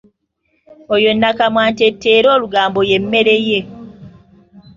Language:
Ganda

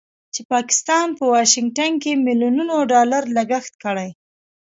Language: Pashto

